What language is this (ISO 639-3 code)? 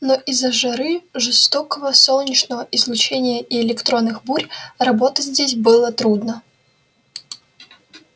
rus